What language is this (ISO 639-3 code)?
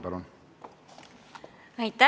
est